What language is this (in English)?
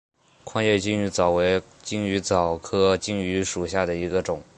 Chinese